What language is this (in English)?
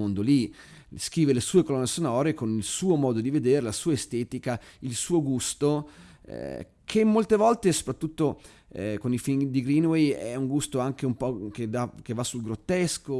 Italian